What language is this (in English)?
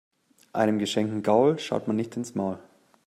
German